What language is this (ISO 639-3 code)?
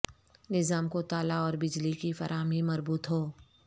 urd